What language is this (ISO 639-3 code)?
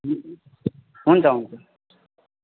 nep